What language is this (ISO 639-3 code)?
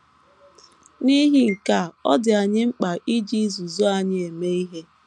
ibo